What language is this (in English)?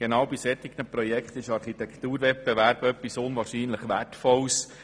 Swiss German